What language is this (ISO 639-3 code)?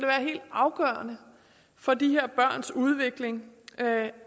dan